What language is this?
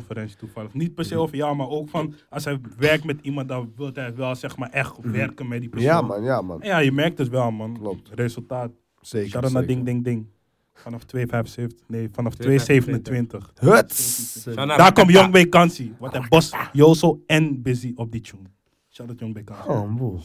Dutch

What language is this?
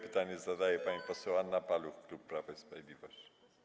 Polish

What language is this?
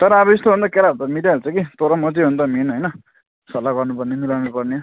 Nepali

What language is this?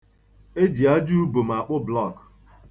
Igbo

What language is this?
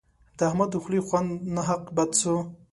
Pashto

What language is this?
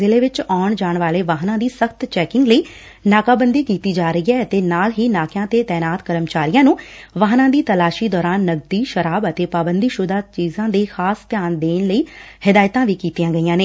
Punjabi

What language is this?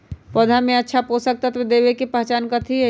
Magahi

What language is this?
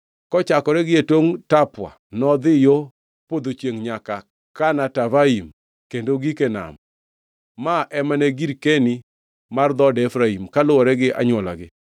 Luo (Kenya and Tanzania)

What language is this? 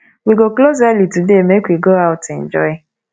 Nigerian Pidgin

